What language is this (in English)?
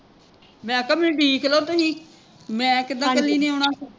Punjabi